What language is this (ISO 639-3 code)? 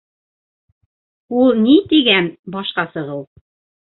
bak